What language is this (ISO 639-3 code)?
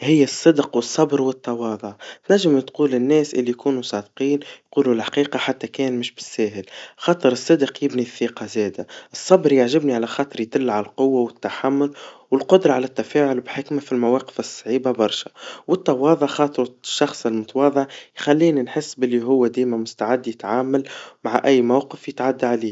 aeb